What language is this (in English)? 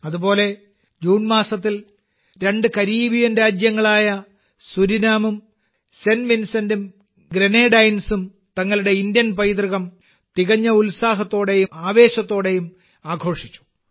Malayalam